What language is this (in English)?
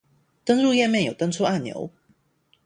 Chinese